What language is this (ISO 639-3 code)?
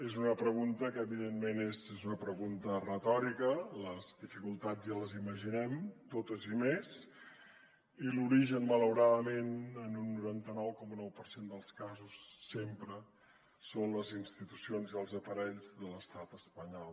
cat